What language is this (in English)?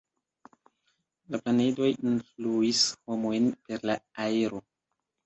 Esperanto